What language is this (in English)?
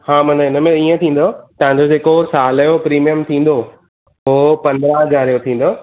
Sindhi